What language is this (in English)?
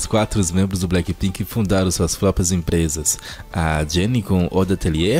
Portuguese